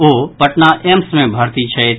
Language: Maithili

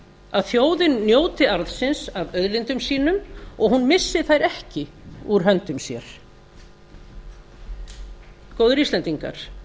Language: Icelandic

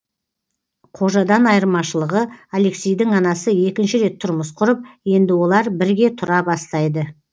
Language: Kazakh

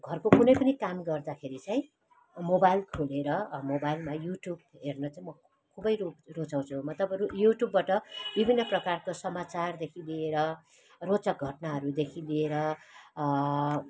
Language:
Nepali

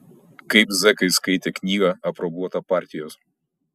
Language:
Lithuanian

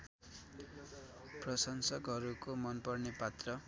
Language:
Nepali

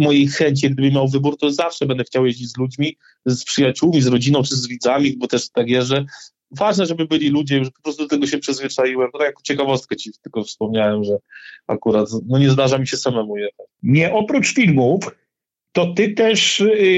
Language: Polish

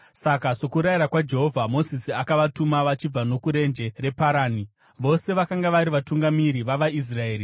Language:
Shona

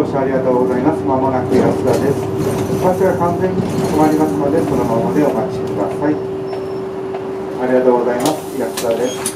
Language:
Japanese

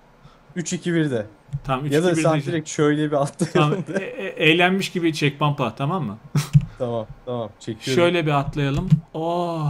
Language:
Turkish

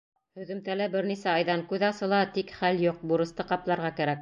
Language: Bashkir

